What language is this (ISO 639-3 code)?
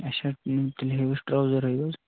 kas